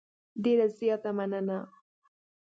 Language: Pashto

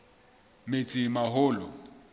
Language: Southern Sotho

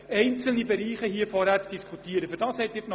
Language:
Swiss German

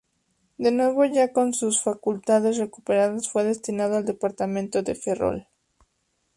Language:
Spanish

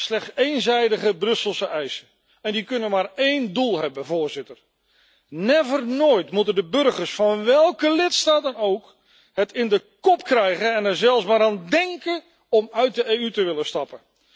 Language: Dutch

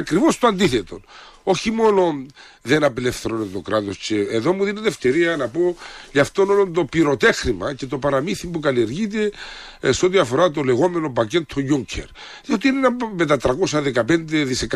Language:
Greek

